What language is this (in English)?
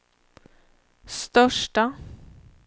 Swedish